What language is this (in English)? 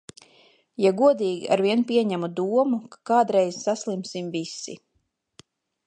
Latvian